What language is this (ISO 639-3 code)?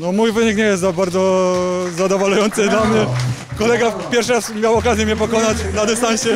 pol